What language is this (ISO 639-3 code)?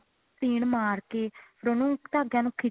pan